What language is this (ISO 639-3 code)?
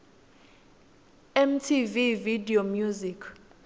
ssw